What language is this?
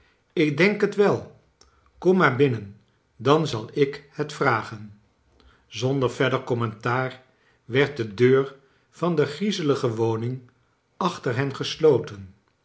Dutch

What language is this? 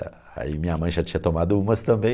Portuguese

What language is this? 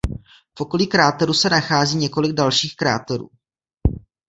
Czech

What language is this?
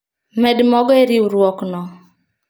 Luo (Kenya and Tanzania)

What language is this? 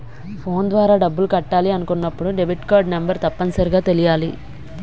Telugu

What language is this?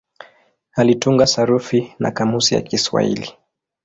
Swahili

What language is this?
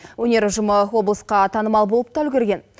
Kazakh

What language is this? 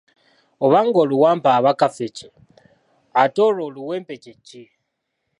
Ganda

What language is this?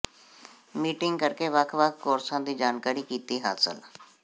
Punjabi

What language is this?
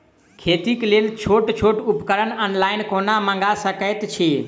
Maithili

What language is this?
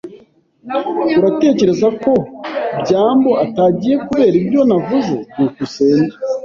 Kinyarwanda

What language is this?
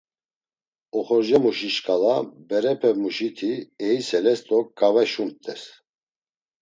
Laz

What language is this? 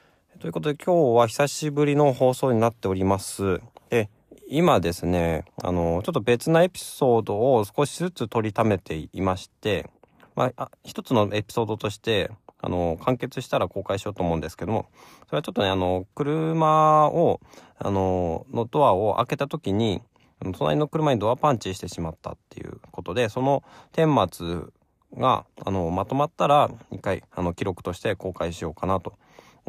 Japanese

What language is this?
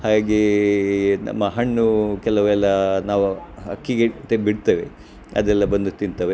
Kannada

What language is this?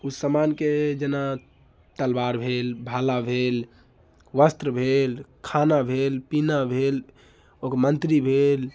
Maithili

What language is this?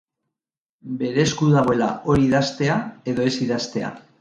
Basque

